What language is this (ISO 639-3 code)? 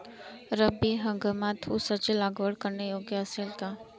mar